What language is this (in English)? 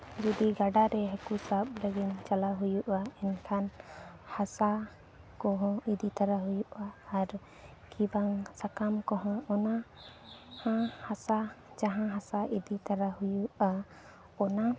Santali